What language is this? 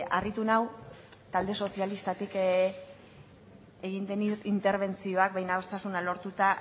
Basque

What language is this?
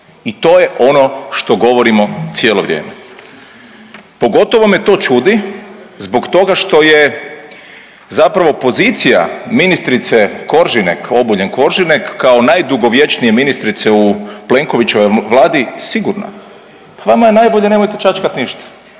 Croatian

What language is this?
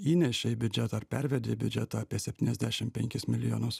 Lithuanian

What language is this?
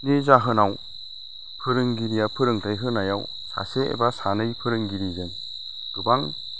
Bodo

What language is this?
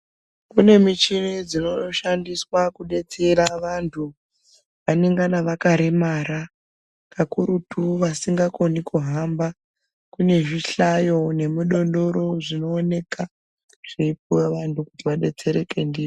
Ndau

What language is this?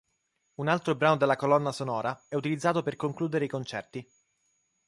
Italian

